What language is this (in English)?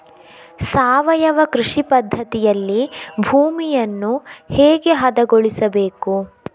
Kannada